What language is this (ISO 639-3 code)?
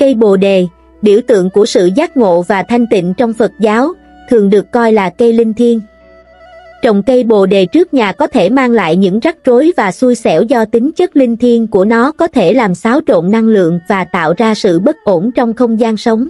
vie